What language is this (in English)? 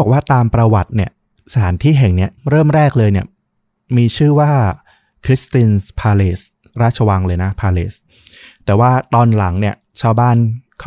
Thai